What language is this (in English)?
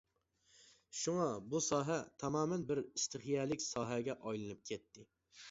Uyghur